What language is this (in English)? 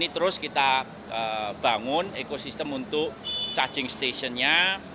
Indonesian